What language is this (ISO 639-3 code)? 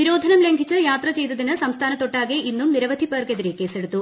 mal